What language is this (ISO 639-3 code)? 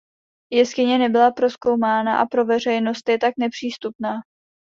ces